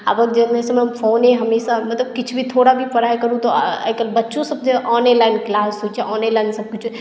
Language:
Maithili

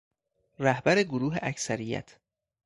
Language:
Persian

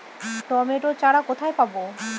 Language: Bangla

